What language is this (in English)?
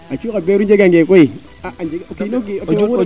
Serer